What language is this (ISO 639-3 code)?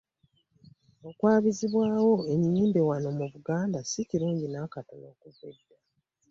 lug